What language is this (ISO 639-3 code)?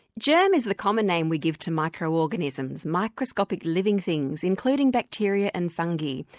eng